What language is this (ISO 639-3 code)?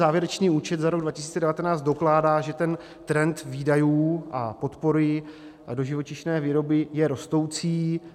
ces